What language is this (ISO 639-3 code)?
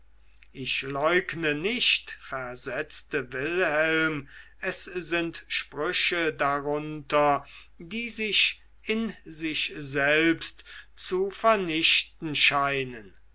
deu